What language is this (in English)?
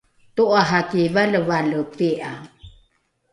Rukai